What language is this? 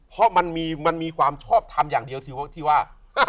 Thai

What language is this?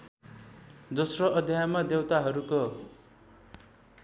Nepali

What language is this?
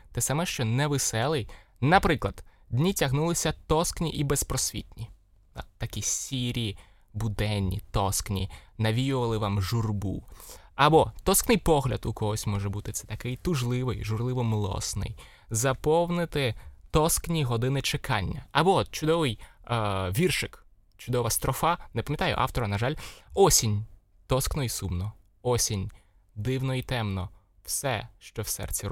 Ukrainian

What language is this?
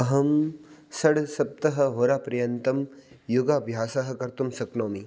Sanskrit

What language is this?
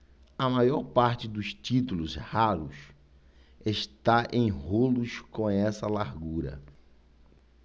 Portuguese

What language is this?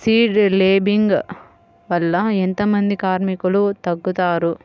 Telugu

